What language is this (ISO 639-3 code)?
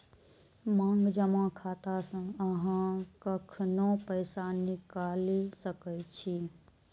mai